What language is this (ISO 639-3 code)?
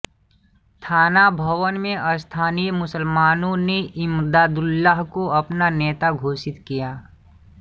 hin